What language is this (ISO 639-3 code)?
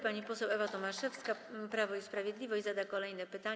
pol